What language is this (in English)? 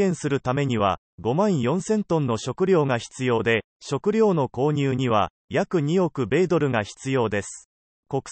Japanese